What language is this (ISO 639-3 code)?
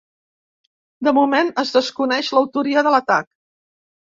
cat